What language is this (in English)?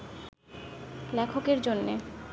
Bangla